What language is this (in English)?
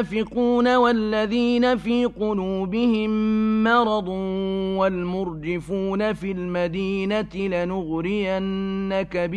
Arabic